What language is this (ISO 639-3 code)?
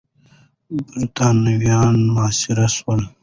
pus